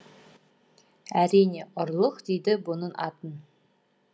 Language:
Kazakh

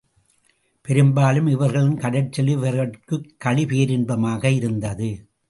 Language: Tamil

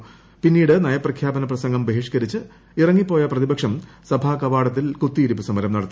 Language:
Malayalam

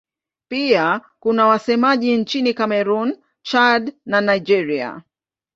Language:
Swahili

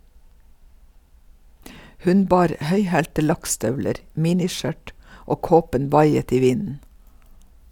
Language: Norwegian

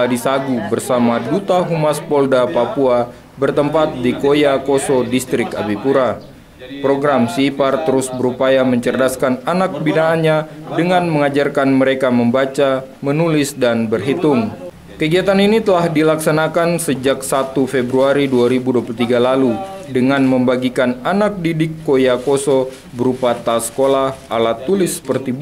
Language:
Indonesian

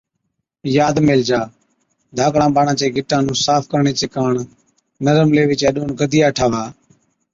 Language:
Od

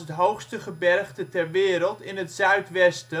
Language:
Dutch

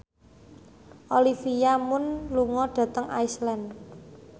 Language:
Javanese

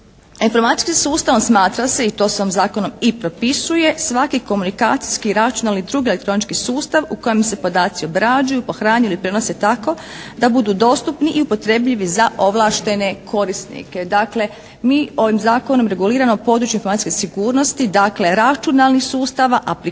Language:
Croatian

